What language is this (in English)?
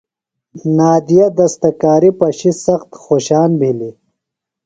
Phalura